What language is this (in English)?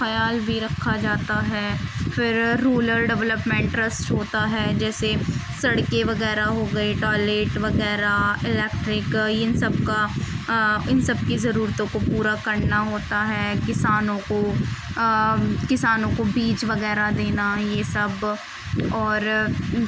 Urdu